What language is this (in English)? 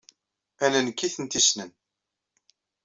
Kabyle